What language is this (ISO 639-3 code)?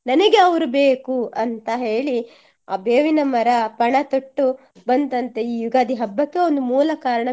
kan